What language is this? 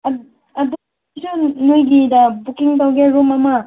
Manipuri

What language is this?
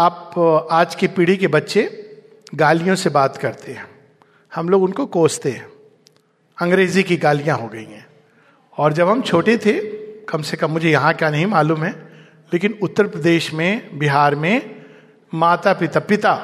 Hindi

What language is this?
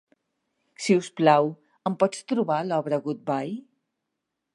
Catalan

